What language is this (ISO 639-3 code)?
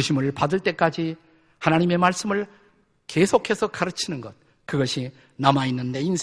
kor